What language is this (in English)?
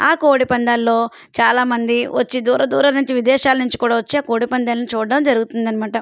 Telugu